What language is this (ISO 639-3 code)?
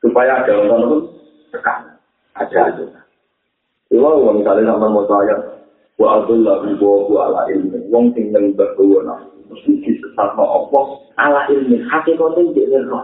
msa